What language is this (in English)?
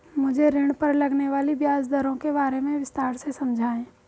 Hindi